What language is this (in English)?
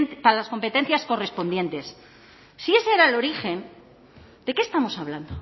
Spanish